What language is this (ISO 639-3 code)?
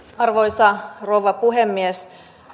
fin